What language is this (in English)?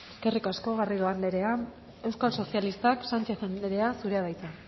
Basque